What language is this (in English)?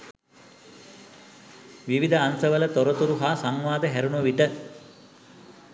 Sinhala